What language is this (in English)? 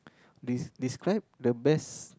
English